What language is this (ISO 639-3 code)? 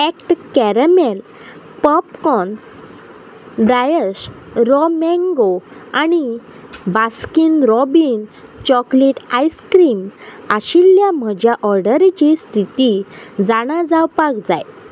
kok